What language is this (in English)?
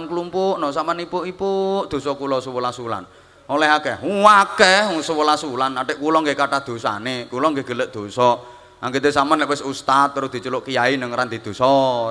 Indonesian